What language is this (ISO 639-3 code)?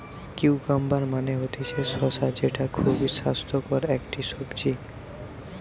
ben